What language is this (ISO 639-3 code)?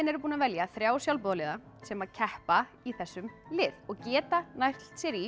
isl